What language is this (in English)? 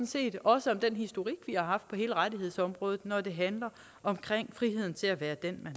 Danish